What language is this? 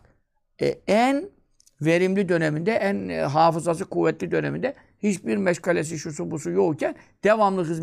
Turkish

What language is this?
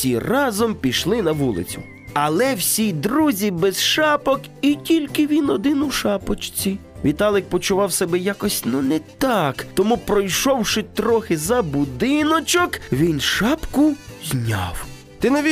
Ukrainian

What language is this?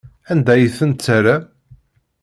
Kabyle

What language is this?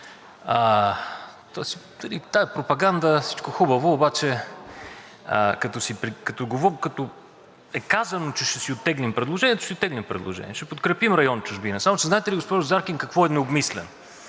Bulgarian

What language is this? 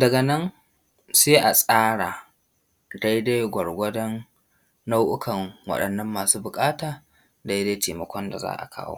Hausa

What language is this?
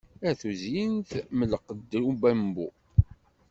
Kabyle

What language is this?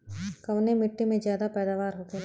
Bhojpuri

